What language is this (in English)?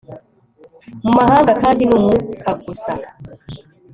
Kinyarwanda